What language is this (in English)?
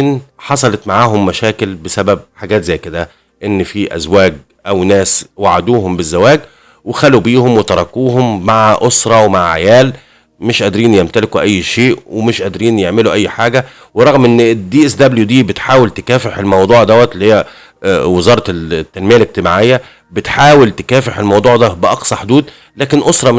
Arabic